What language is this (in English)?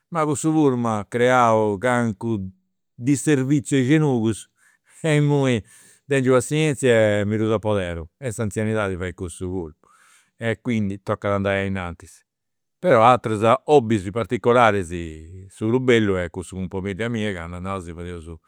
Campidanese Sardinian